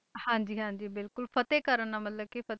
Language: Punjabi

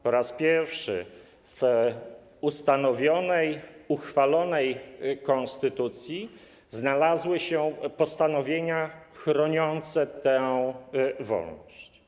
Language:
Polish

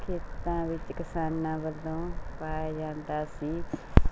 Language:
Punjabi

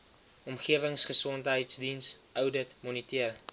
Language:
Afrikaans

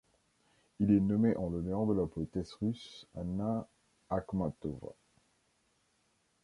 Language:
French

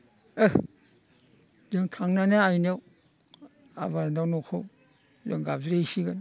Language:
Bodo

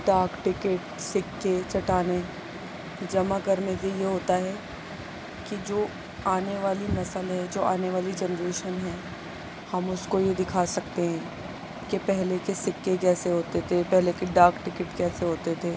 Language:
Urdu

